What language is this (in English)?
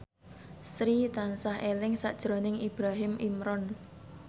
Javanese